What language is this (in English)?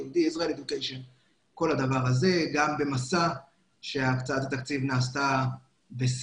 Hebrew